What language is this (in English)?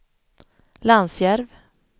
Swedish